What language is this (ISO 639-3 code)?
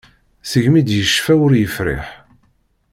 kab